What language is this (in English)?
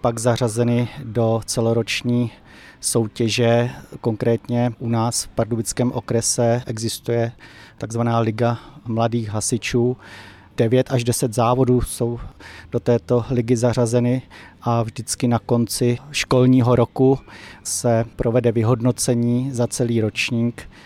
Czech